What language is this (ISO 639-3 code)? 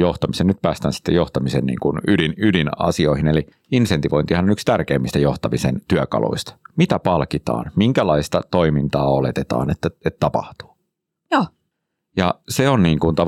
fin